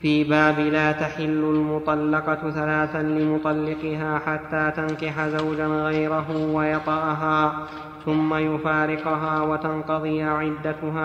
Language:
Arabic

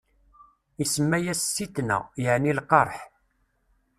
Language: Kabyle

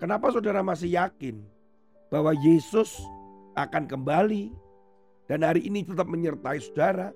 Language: Indonesian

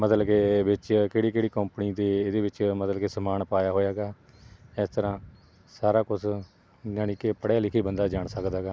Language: Punjabi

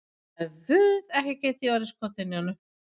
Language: Icelandic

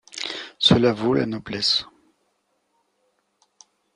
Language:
French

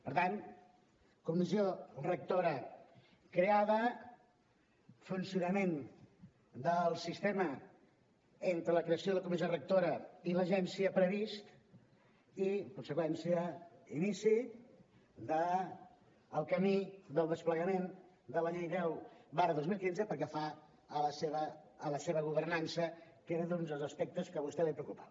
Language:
Catalan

